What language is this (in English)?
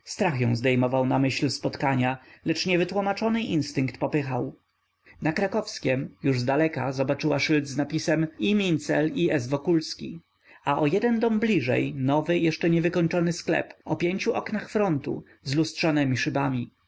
Polish